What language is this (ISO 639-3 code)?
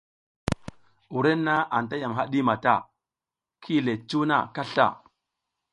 giz